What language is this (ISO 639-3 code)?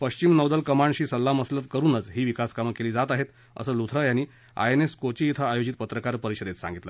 mar